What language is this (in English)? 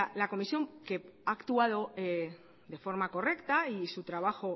Spanish